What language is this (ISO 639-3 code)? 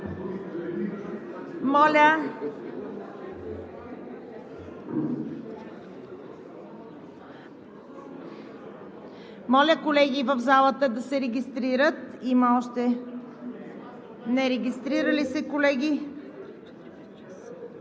bul